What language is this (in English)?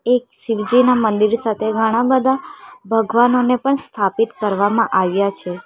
Gujarati